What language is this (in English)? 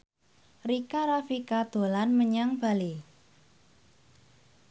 Javanese